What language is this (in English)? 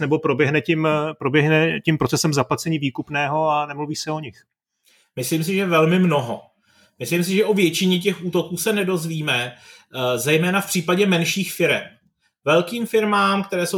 Czech